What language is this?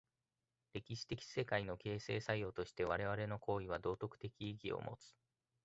Japanese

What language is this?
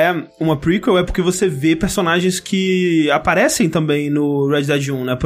Portuguese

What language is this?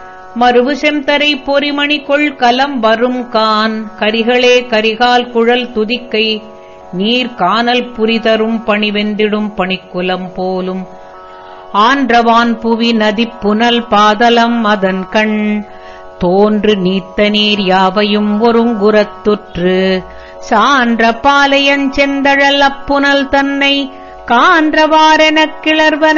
Tamil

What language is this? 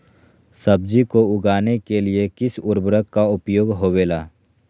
Magahi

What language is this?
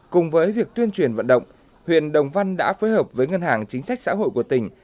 Vietnamese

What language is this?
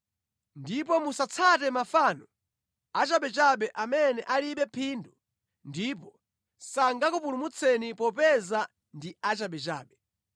Nyanja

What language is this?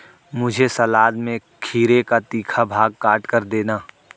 Hindi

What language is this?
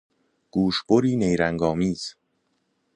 Persian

